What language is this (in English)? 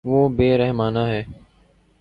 Urdu